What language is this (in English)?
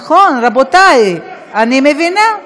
Hebrew